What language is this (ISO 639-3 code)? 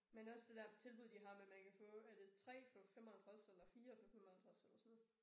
dan